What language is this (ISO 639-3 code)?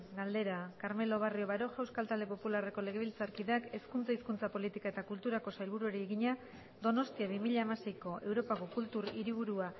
eus